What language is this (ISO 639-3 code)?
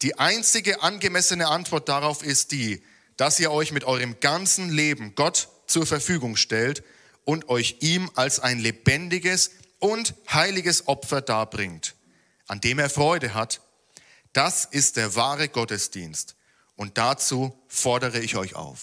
deu